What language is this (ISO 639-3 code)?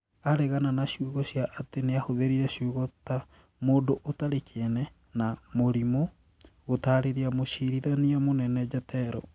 kik